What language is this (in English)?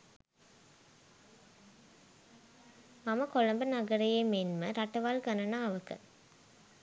Sinhala